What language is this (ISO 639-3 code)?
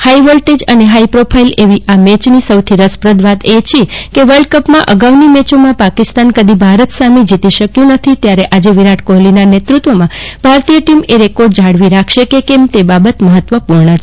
guj